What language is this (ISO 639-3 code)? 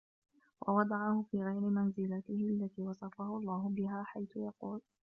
ara